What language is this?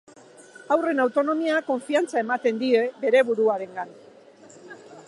Basque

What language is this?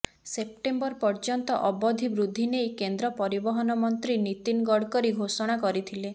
Odia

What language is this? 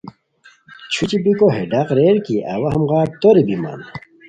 Khowar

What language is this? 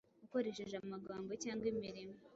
Kinyarwanda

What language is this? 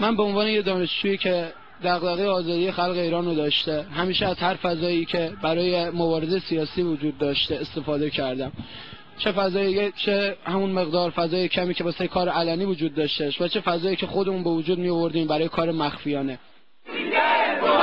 Persian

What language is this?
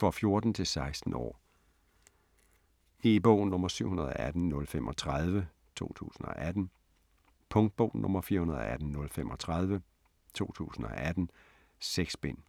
Danish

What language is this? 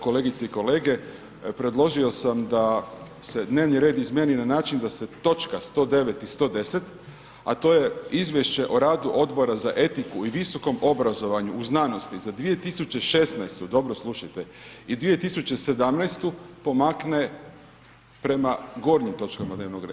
Croatian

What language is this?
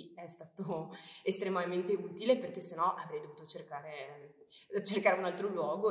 Italian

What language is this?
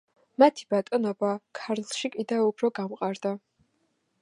Georgian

